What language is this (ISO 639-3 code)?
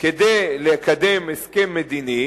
heb